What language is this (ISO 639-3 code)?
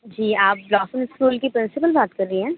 urd